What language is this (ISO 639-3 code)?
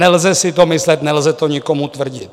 ces